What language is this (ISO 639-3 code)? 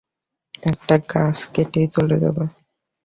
ben